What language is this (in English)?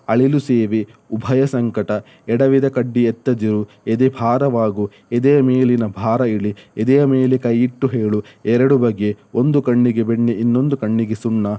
Kannada